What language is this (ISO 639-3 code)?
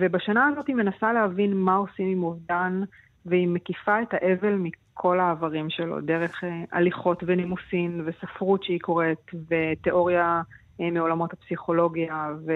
heb